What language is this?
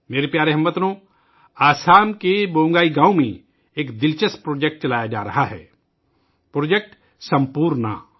Urdu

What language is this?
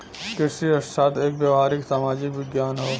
Bhojpuri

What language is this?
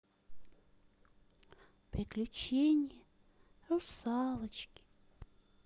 Russian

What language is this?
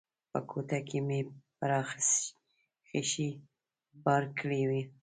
Pashto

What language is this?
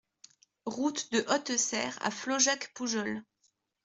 French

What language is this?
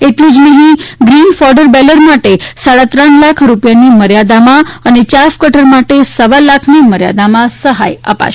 Gujarati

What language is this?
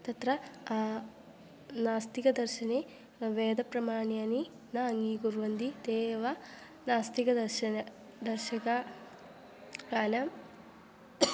Sanskrit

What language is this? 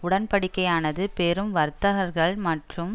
Tamil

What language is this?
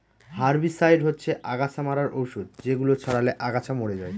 Bangla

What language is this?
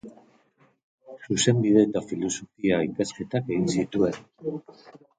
Basque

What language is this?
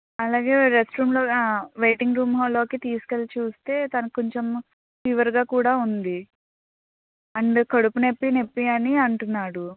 Telugu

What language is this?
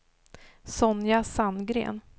Swedish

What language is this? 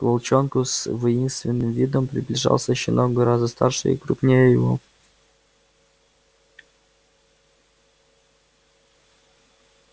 Russian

